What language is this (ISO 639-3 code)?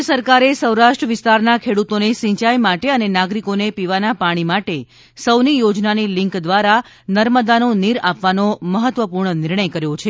guj